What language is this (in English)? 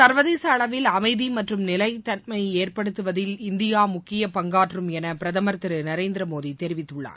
Tamil